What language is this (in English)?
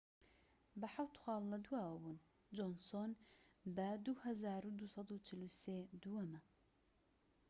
Central Kurdish